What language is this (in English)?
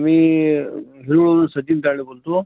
Marathi